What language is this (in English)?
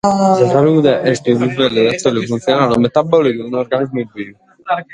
Sardinian